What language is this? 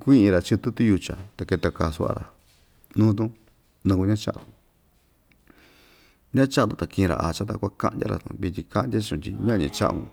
Ixtayutla Mixtec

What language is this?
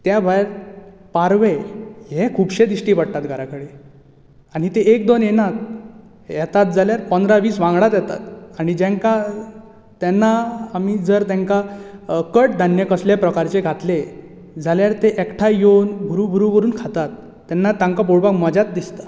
Konkani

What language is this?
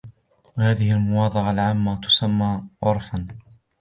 Arabic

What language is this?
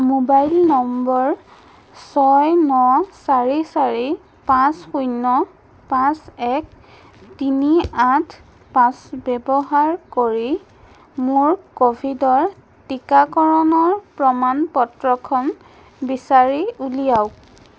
Assamese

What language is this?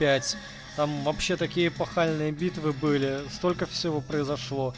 Russian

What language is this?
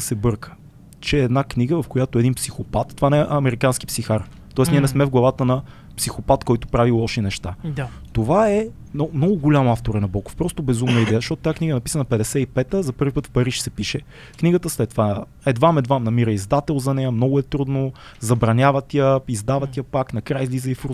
Bulgarian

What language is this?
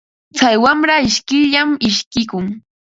Ambo-Pasco Quechua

